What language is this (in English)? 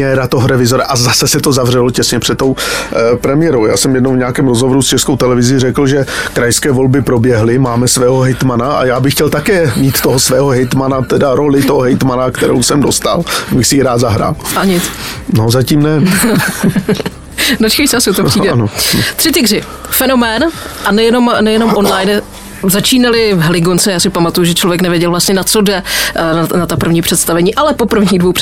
Czech